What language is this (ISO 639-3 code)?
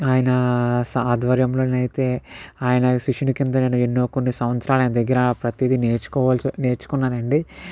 tel